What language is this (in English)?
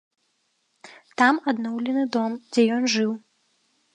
Belarusian